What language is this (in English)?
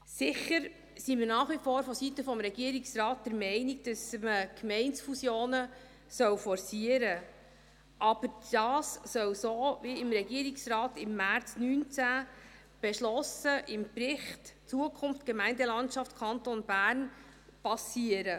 Swiss German